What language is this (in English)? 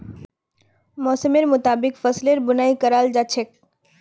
Magahi